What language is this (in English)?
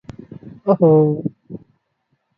Odia